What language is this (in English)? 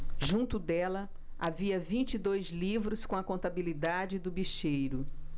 Portuguese